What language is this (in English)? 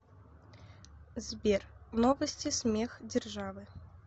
Russian